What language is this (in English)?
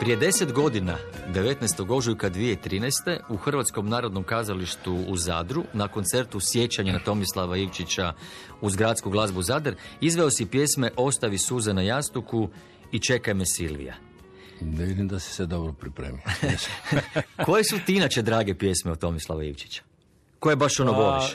Croatian